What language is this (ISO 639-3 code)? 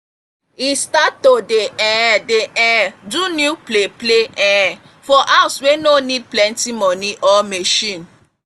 pcm